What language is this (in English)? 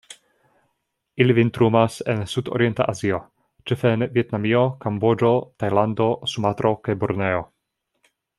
Esperanto